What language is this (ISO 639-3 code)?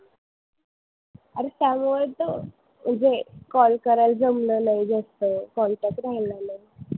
mar